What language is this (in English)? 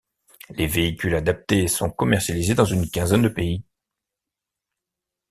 French